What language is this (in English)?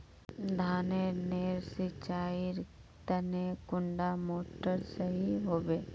Magahi